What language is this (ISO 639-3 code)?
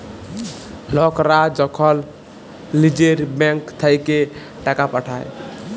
ben